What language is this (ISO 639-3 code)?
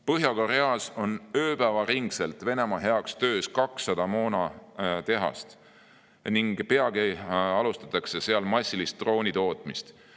est